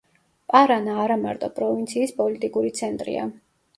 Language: Georgian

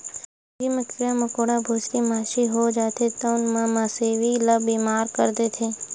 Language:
Chhattisgarhi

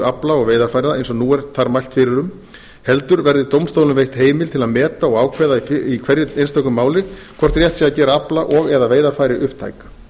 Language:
Icelandic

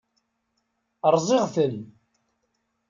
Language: Kabyle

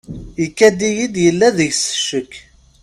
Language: Kabyle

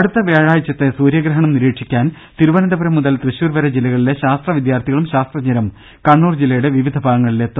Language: Malayalam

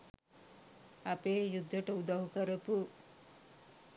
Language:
Sinhala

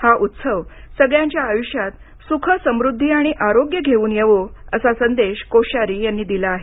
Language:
Marathi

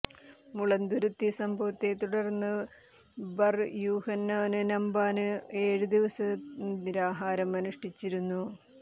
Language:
Malayalam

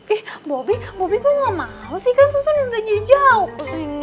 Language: Indonesian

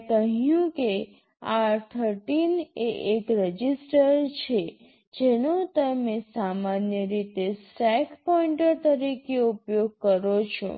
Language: Gujarati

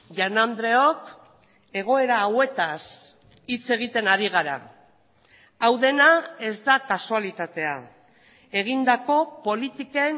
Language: Basque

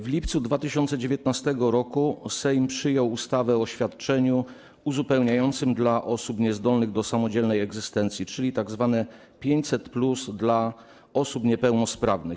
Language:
Polish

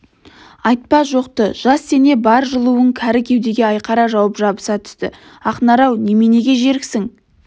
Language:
Kazakh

